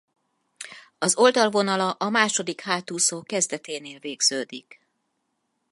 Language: Hungarian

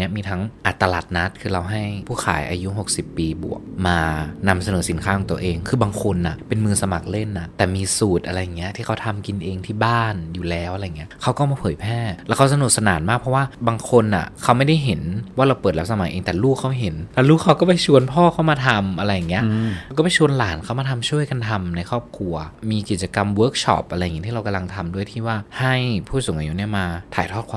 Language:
Thai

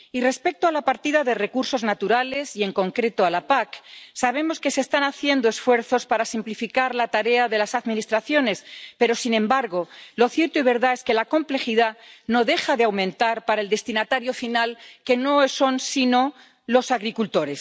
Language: Spanish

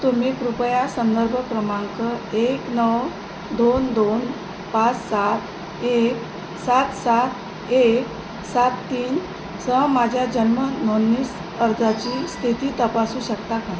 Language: Marathi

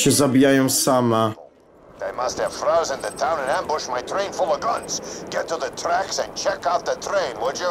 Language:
Polish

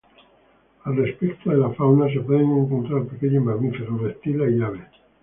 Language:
Spanish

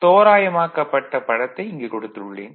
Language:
Tamil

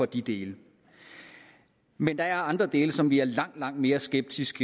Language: Danish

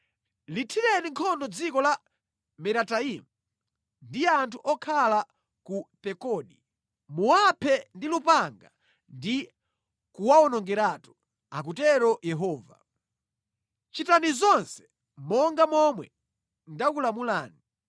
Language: Nyanja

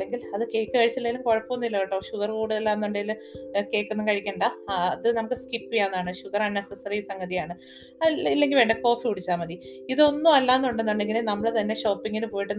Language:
Malayalam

